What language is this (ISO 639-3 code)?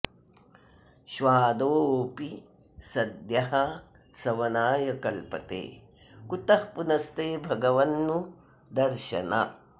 san